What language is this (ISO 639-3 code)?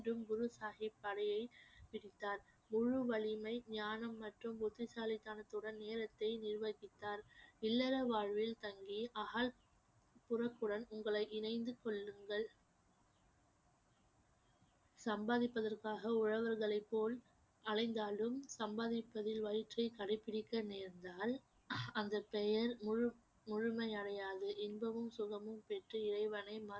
tam